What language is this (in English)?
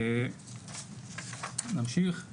Hebrew